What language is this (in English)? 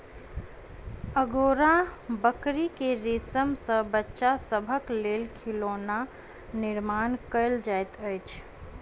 Maithili